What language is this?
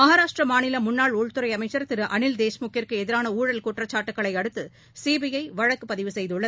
Tamil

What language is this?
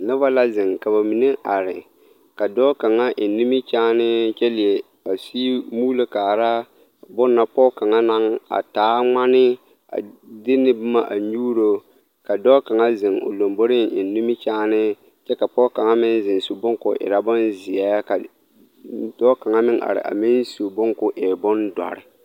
Southern Dagaare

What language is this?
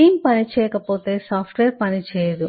Telugu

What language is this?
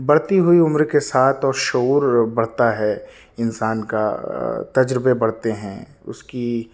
Urdu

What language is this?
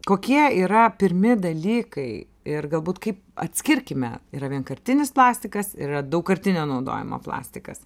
Lithuanian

